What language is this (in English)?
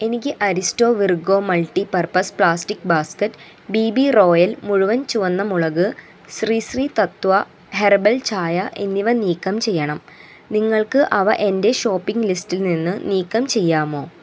Malayalam